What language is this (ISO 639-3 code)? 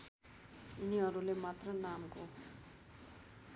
nep